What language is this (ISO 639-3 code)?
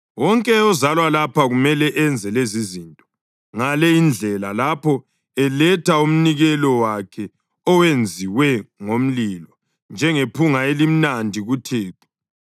nde